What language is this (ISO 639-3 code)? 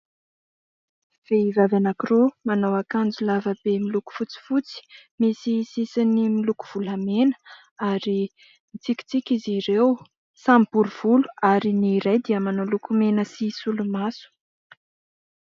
mlg